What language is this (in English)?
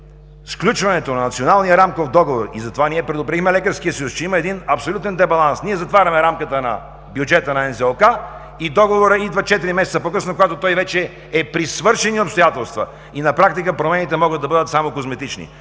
Bulgarian